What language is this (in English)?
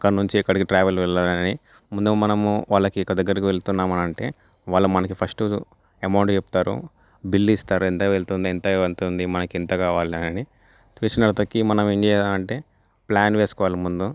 Telugu